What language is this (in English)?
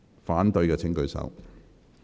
Cantonese